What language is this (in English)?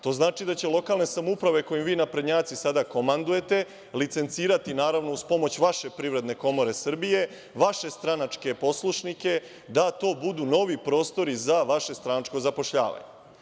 Serbian